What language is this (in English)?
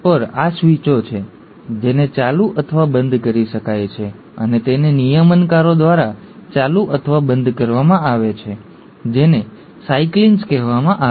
Gujarati